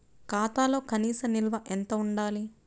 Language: Telugu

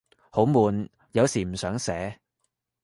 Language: Cantonese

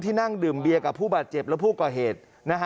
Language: Thai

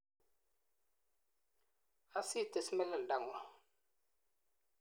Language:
Kalenjin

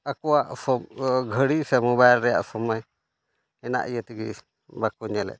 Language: Santali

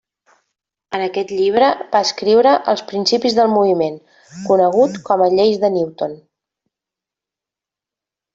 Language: Catalan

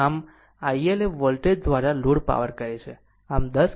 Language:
Gujarati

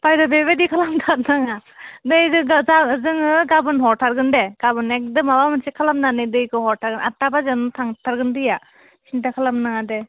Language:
Bodo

